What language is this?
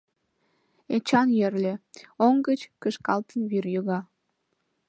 Mari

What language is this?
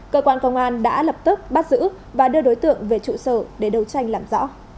Vietnamese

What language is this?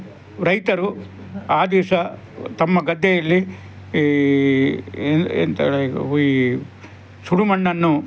Kannada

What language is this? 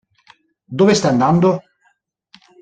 Italian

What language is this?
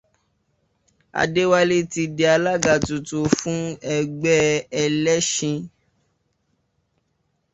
Yoruba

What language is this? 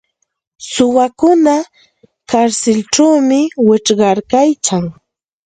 Santa Ana de Tusi Pasco Quechua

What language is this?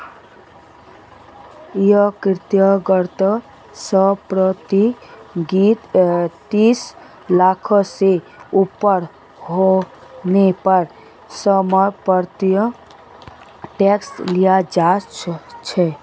Magahi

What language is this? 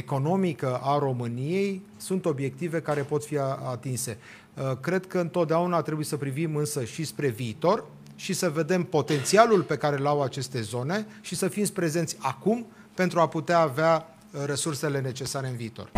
Romanian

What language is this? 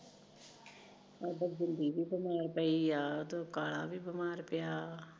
Punjabi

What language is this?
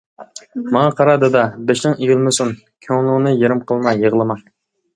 Uyghur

